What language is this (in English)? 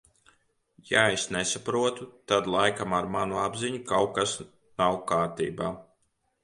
Latvian